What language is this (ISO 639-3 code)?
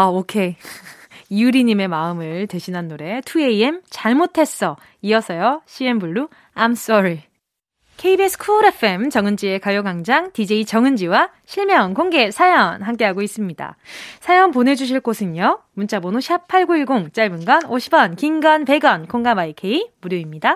kor